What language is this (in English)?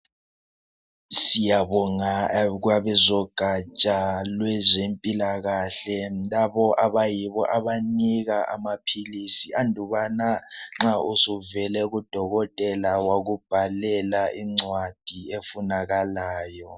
North Ndebele